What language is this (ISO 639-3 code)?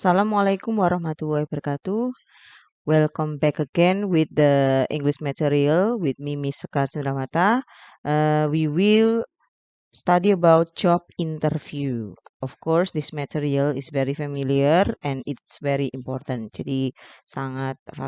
ind